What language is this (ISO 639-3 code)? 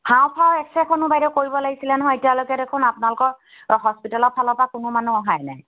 asm